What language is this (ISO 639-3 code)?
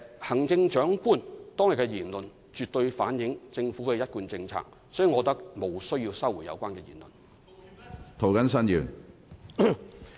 yue